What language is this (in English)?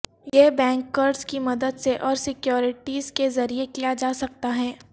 Urdu